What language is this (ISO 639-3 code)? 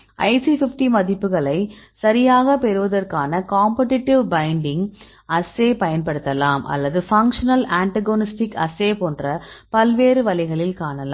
tam